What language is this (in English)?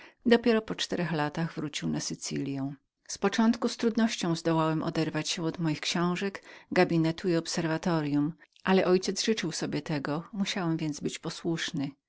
Polish